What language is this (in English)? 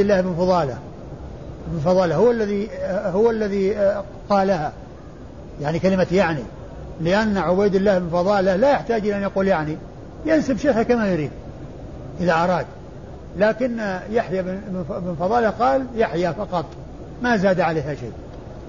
Arabic